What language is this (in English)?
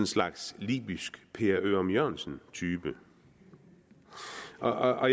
Danish